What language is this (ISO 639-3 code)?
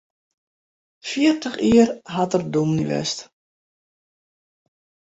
fry